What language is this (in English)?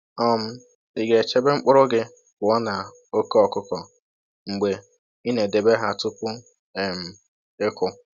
Igbo